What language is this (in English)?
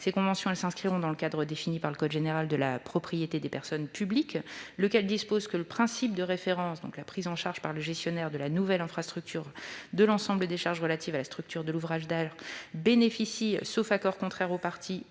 French